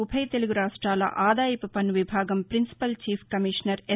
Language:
Telugu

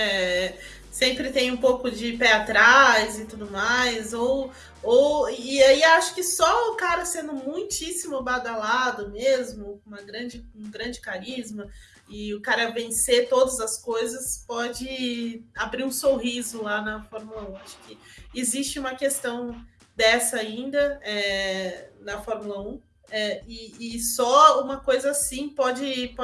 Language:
Portuguese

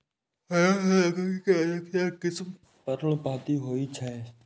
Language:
Maithili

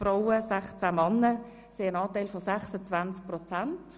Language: Swiss German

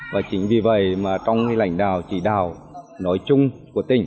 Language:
Vietnamese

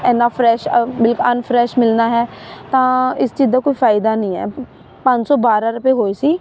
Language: Punjabi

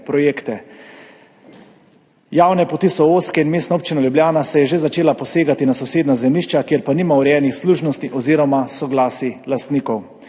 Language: Slovenian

